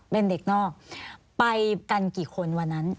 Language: Thai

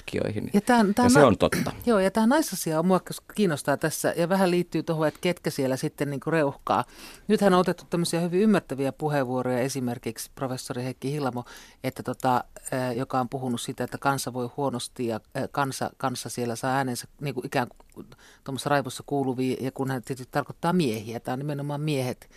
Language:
Finnish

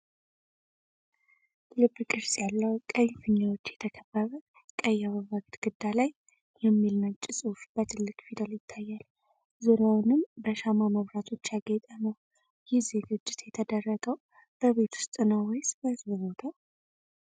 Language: Amharic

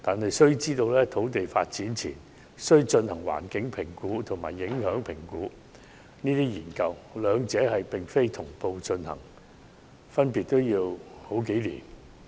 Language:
Cantonese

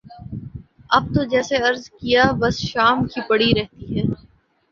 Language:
Urdu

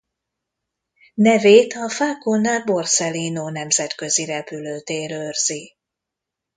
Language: Hungarian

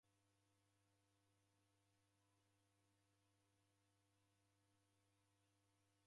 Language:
Taita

